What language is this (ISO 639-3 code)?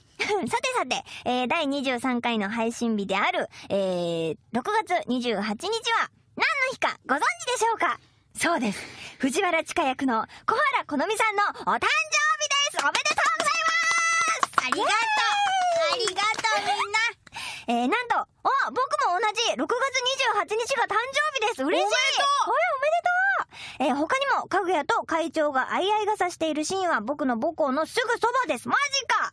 jpn